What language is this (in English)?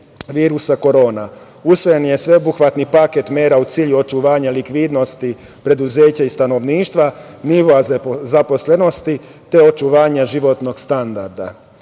Serbian